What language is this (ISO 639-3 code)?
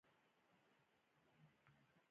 pus